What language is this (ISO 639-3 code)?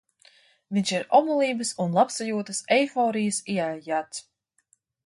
lav